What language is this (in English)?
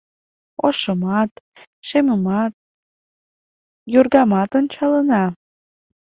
Mari